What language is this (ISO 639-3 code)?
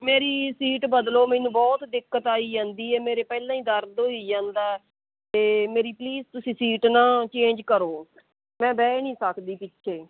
pan